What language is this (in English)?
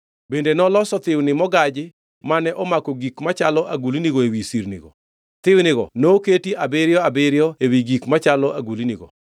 Luo (Kenya and Tanzania)